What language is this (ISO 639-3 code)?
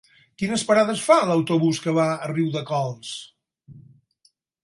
cat